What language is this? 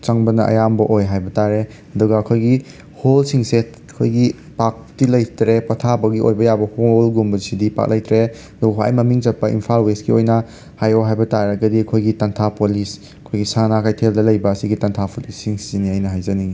Manipuri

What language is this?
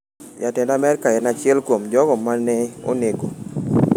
Luo (Kenya and Tanzania)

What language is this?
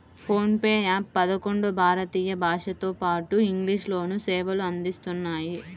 Telugu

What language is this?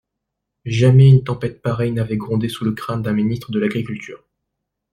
French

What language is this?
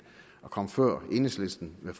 Danish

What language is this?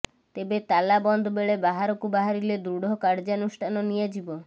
Odia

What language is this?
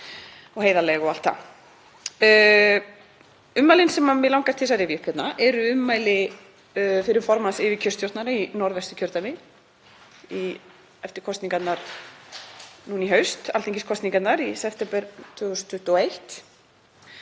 Icelandic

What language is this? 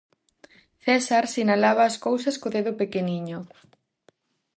Galician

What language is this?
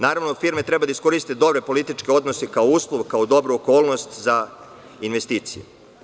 Serbian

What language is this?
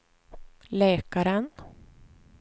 Swedish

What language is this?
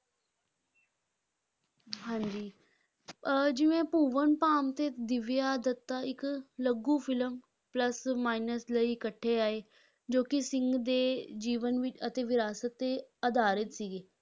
Punjabi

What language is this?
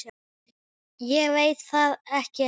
Icelandic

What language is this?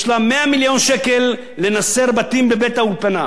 Hebrew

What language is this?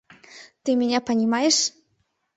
Mari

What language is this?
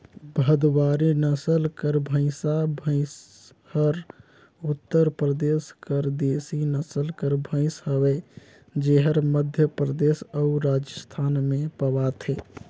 Chhattisgarhi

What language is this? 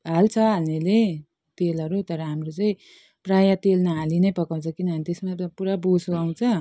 Nepali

